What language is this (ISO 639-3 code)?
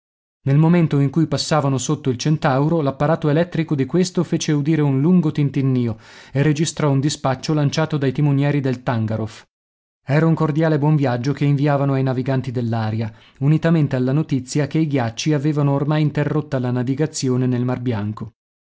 ita